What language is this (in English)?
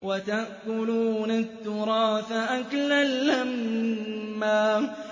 Arabic